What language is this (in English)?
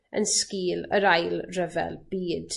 Welsh